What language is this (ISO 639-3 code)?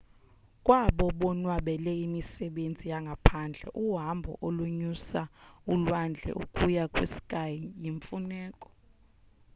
xho